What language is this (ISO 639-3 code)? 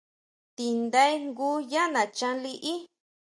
mau